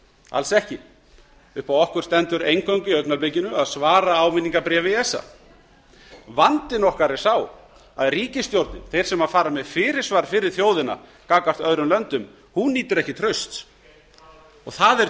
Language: Icelandic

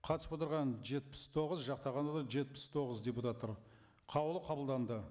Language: Kazakh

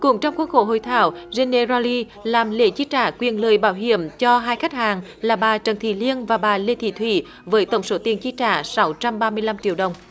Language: Vietnamese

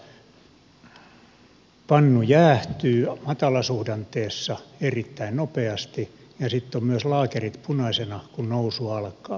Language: Finnish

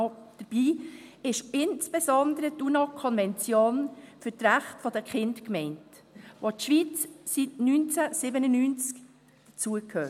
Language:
Swiss German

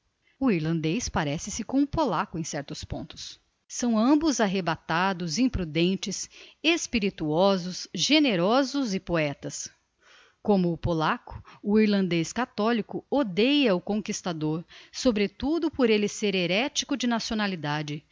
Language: Portuguese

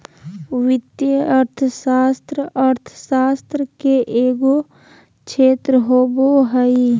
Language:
Magahi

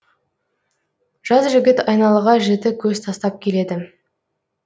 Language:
Kazakh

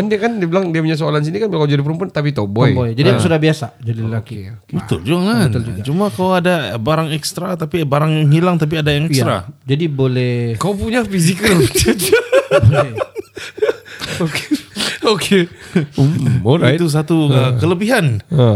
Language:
Malay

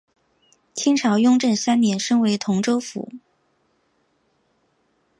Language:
Chinese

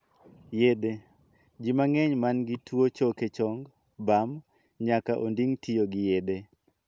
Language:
Luo (Kenya and Tanzania)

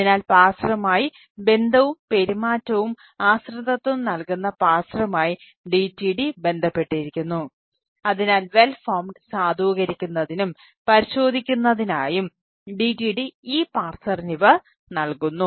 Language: Malayalam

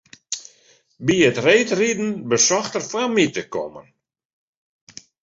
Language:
Western Frisian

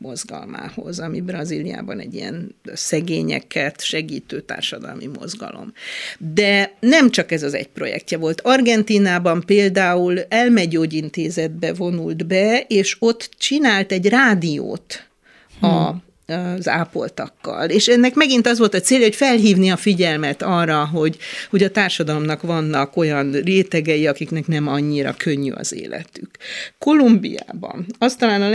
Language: Hungarian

